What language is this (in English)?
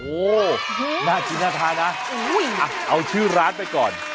Thai